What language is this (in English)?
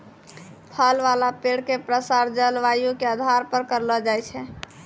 Maithili